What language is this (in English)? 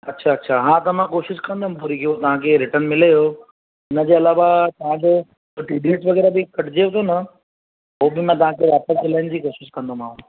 Sindhi